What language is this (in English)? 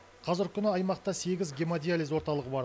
Kazakh